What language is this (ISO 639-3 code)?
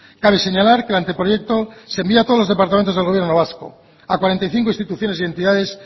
spa